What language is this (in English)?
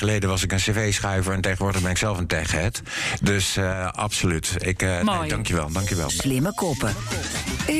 Dutch